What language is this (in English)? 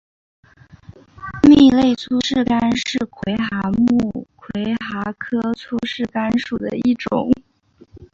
Chinese